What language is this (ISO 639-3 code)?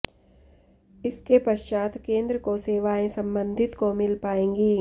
hin